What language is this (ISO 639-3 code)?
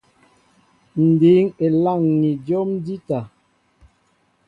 mbo